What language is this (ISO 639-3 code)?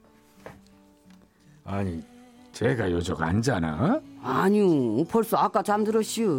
kor